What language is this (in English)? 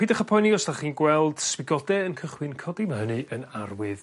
Welsh